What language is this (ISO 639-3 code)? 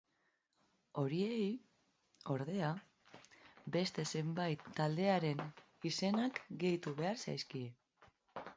eus